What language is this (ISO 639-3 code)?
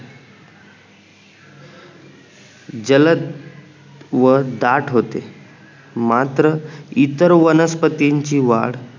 mar